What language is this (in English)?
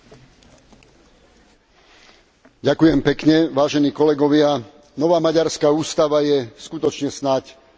Slovak